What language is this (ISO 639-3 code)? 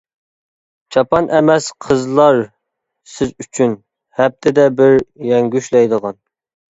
uig